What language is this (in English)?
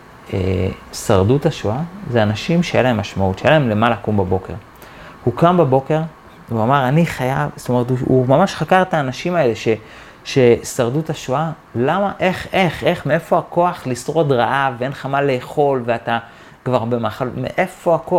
Hebrew